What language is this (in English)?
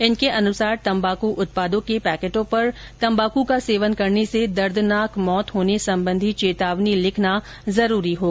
Hindi